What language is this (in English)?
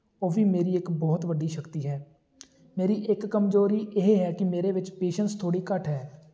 Punjabi